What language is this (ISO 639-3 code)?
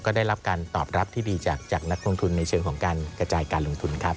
tha